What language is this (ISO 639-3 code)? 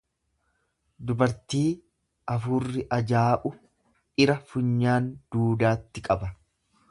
orm